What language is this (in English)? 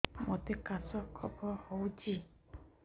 Odia